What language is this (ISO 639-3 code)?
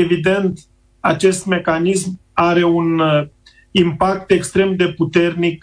ron